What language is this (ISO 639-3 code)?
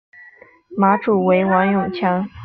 zho